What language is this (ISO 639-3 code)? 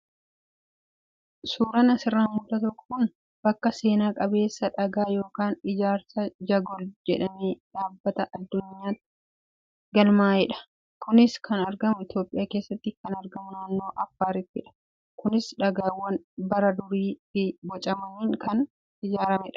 orm